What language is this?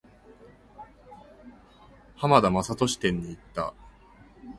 Japanese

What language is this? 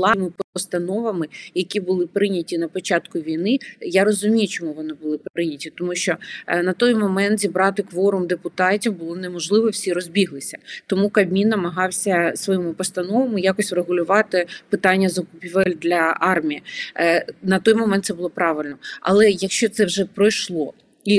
Ukrainian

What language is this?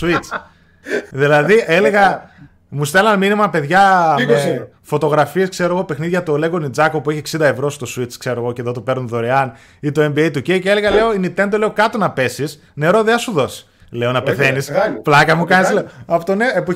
Greek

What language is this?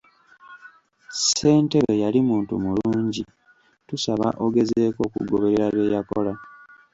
Ganda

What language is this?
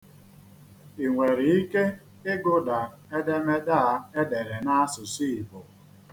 Igbo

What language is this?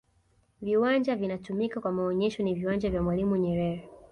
Swahili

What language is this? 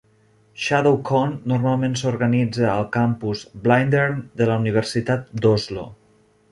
Catalan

